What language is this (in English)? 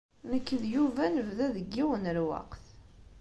Kabyle